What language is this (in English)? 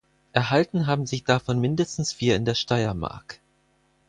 German